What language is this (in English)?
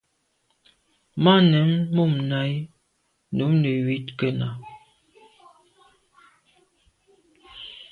Medumba